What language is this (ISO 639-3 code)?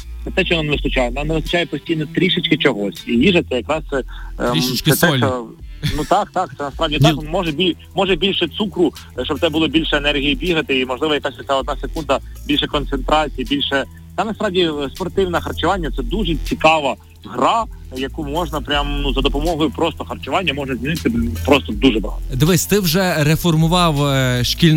ukr